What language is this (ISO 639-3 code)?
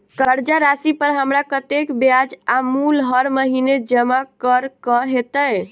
mai